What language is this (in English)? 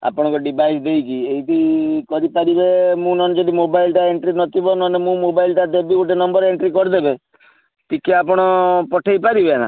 Odia